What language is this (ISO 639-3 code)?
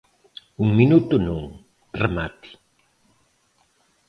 glg